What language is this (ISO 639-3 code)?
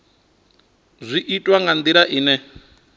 ven